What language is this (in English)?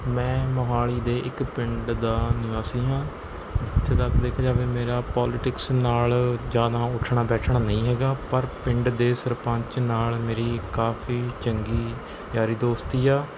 Punjabi